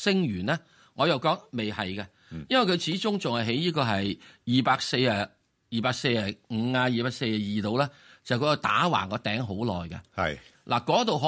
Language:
Chinese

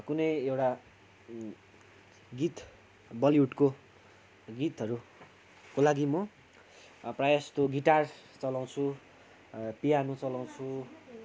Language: Nepali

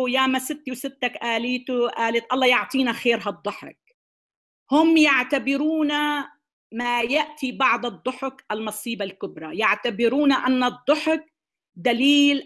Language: Arabic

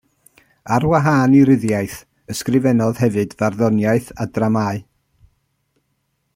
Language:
Welsh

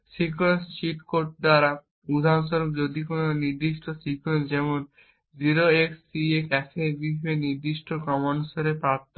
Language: Bangla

